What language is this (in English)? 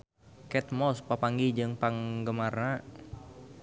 Sundanese